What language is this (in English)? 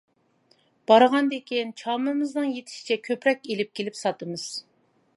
Uyghur